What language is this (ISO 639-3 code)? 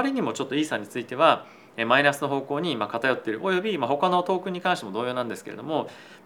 jpn